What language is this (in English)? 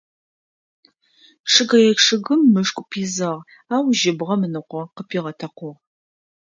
Adyghe